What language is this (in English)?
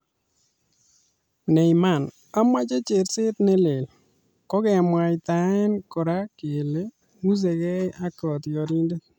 Kalenjin